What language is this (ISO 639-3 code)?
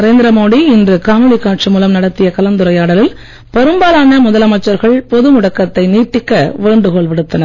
tam